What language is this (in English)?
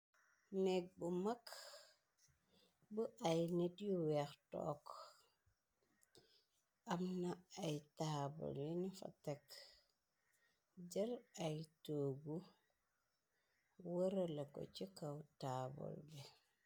Wolof